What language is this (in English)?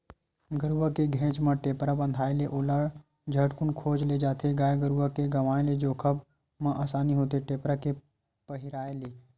Chhattisgarhi